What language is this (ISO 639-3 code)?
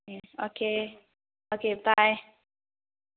mni